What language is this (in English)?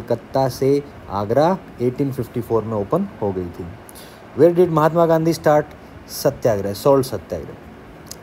Hindi